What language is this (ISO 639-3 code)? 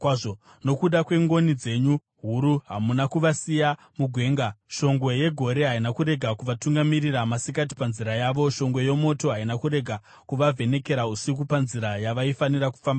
sna